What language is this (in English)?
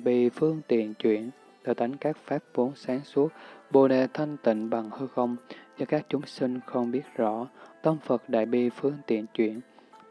Vietnamese